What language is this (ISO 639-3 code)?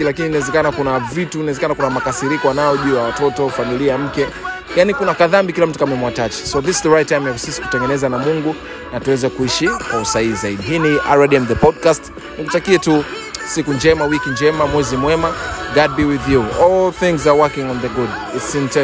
swa